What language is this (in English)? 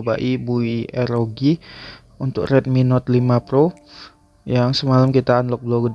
Indonesian